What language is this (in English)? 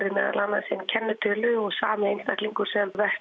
Icelandic